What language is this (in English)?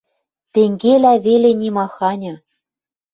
Western Mari